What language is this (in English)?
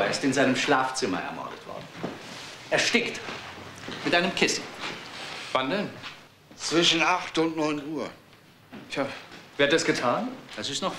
German